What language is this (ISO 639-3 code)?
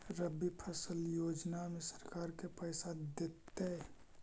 mag